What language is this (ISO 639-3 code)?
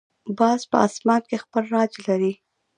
pus